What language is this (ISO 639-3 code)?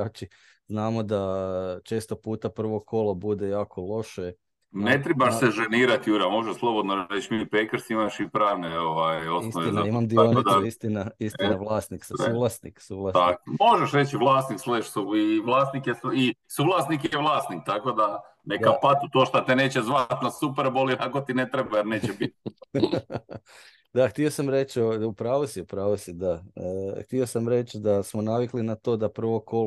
hrv